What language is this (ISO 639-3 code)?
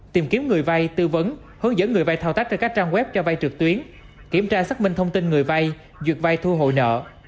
vie